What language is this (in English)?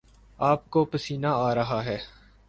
Urdu